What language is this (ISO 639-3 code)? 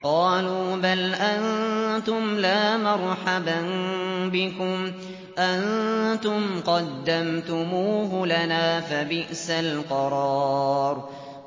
ara